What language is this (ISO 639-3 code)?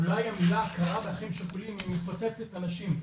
heb